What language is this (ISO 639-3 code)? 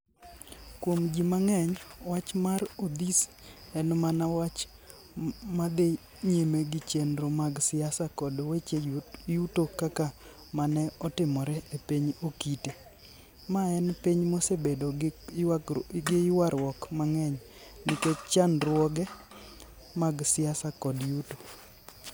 luo